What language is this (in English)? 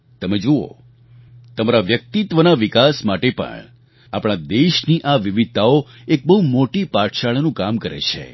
Gujarati